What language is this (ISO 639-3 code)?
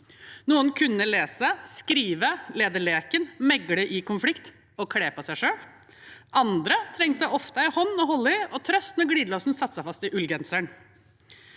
nor